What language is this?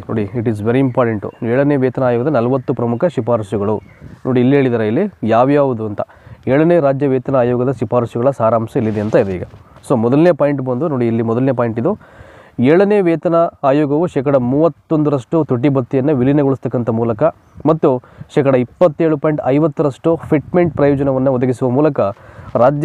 Kannada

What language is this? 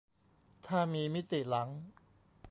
Thai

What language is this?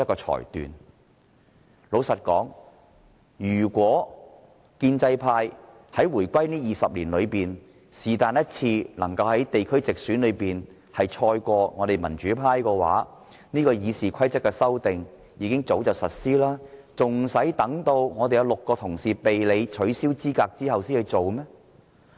Cantonese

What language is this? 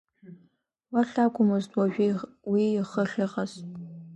Abkhazian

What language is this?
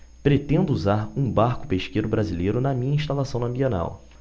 Portuguese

